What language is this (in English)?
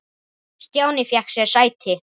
Icelandic